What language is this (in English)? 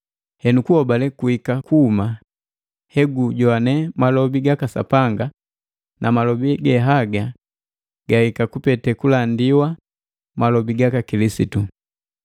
Matengo